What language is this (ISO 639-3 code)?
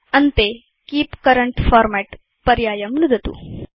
san